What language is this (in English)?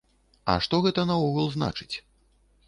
Belarusian